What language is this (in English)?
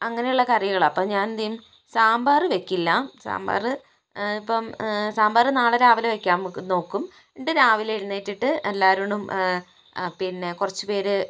Malayalam